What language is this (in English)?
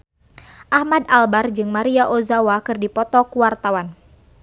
Sundanese